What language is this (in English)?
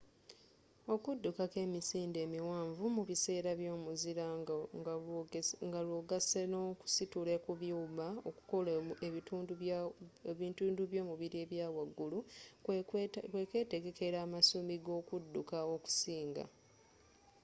Ganda